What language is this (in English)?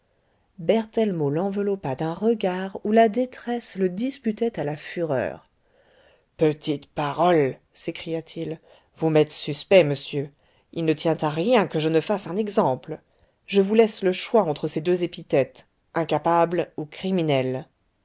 French